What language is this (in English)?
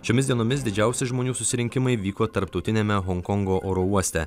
Lithuanian